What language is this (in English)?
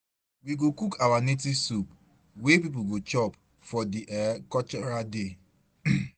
Nigerian Pidgin